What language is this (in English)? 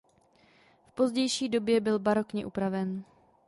Czech